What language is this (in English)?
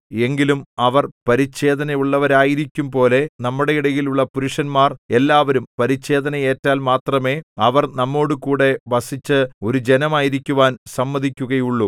Malayalam